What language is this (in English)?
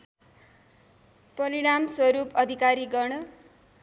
Nepali